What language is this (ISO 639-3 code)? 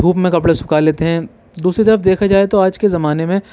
urd